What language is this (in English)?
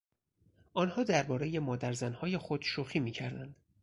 Persian